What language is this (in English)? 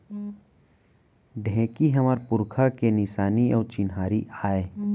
Chhattisgarhi